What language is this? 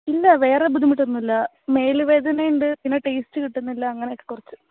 Malayalam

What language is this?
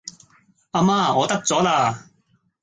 Cantonese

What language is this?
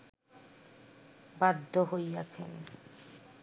Bangla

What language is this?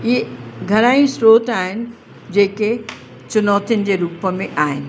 Sindhi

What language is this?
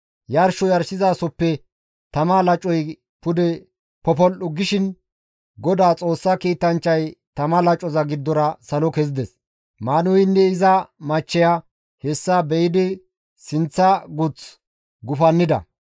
Gamo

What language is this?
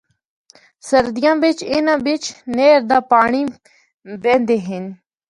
Northern Hindko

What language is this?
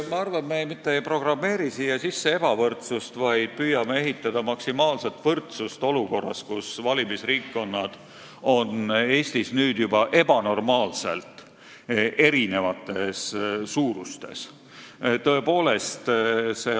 Estonian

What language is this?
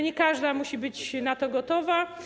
Polish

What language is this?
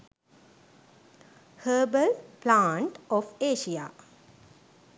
Sinhala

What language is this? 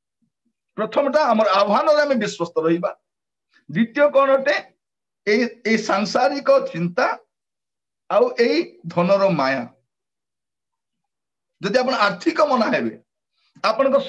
Indonesian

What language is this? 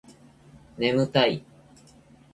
Japanese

